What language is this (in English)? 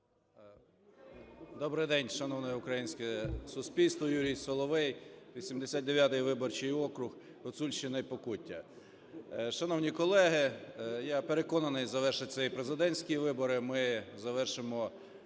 Ukrainian